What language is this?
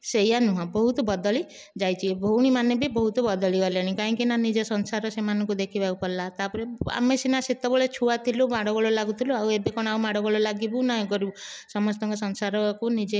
Odia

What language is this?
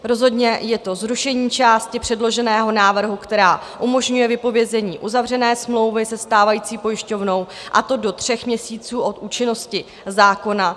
Czech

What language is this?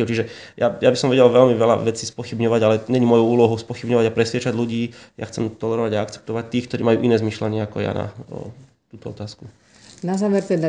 Slovak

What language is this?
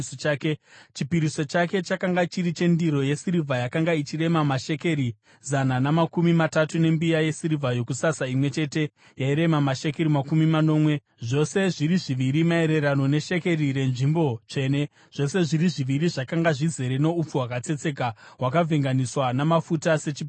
Shona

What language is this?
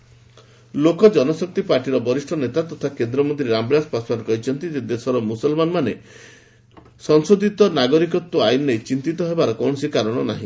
Odia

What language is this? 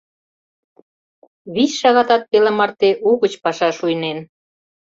Mari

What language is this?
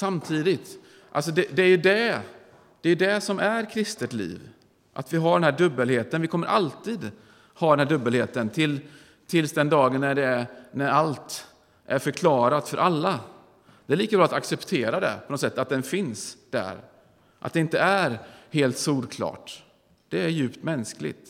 Swedish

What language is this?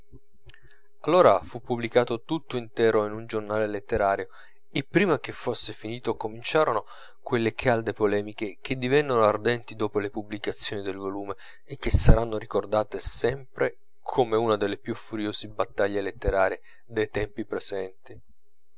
Italian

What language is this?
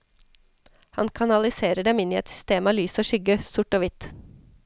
Norwegian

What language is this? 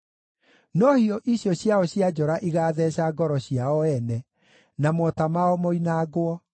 Kikuyu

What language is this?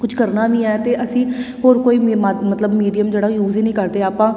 Punjabi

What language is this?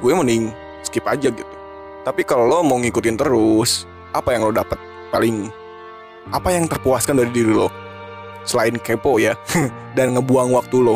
Indonesian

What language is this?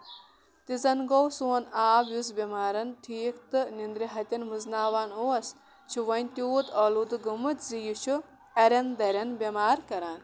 Kashmiri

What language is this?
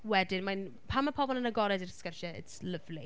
Welsh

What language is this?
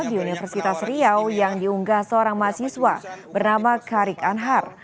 Indonesian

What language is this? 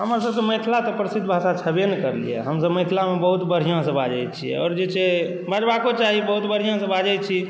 Maithili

